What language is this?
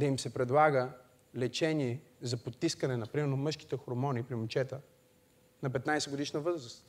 Bulgarian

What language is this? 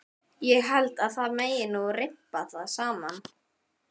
Icelandic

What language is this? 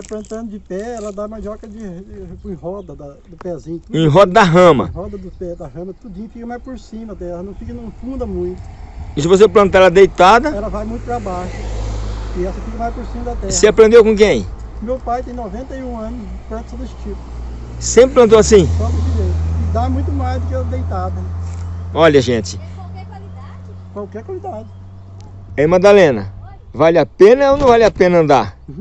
Portuguese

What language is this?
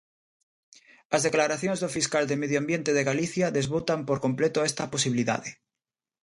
Galician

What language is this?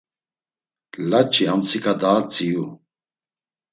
Laz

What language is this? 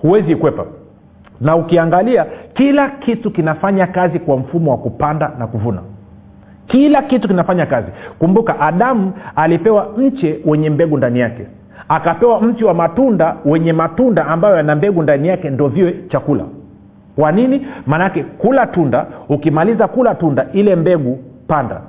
Swahili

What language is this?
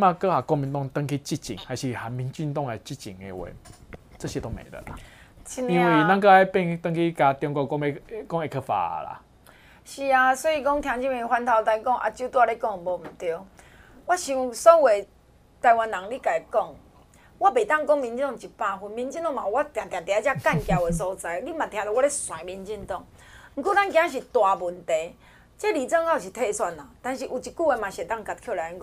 Chinese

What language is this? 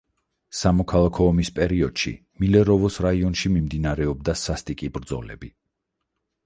Georgian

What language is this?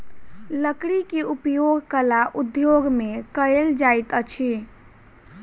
Maithili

